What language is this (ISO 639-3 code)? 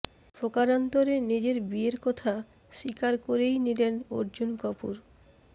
ben